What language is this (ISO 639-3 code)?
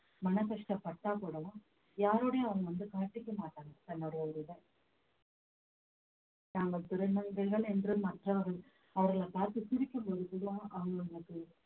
tam